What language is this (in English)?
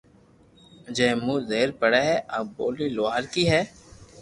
Loarki